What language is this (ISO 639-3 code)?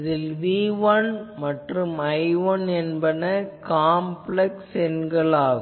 tam